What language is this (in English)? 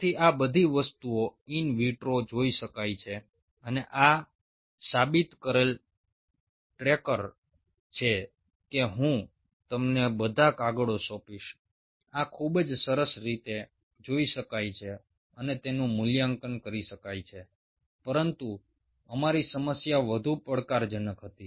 Gujarati